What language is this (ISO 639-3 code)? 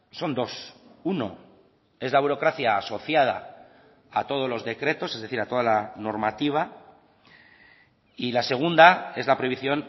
spa